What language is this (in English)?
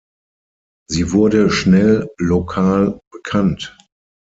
German